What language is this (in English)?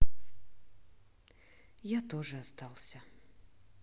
Russian